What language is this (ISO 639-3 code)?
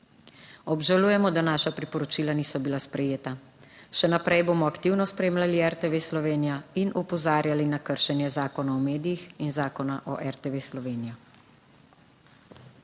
slv